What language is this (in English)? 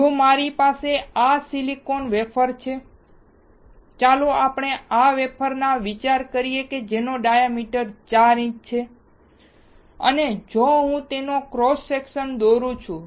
Gujarati